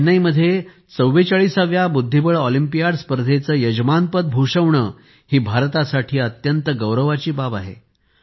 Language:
Marathi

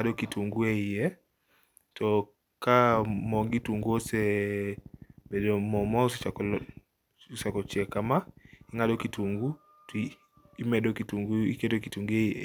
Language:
Luo (Kenya and Tanzania)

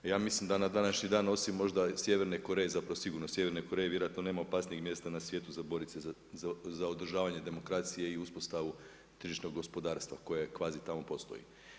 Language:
Croatian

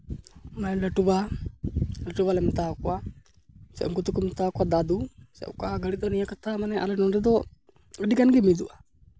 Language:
Santali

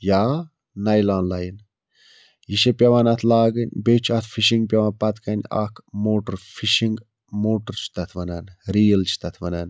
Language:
Kashmiri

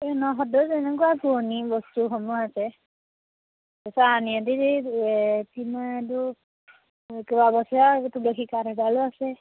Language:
Assamese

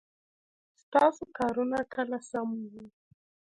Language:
Pashto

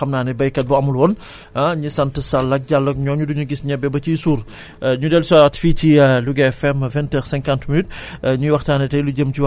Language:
Wolof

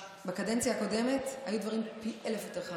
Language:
Hebrew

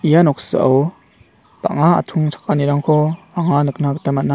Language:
Garo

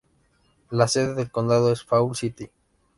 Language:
Spanish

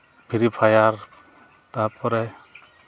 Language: Santali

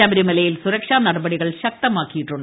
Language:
Malayalam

